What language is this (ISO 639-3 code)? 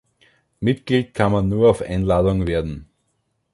deu